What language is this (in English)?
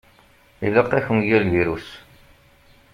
Kabyle